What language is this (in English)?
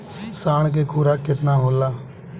Bhojpuri